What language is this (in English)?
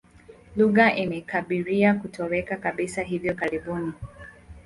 Swahili